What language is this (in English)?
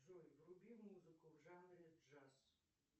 Russian